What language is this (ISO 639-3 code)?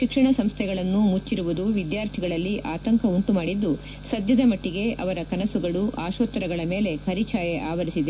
kan